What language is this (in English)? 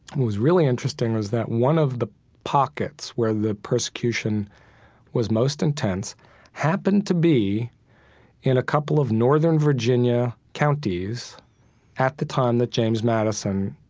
English